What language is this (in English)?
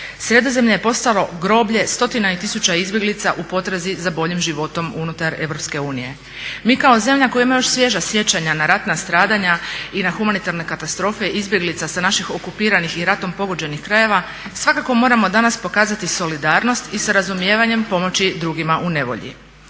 Croatian